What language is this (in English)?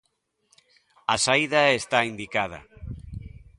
Galician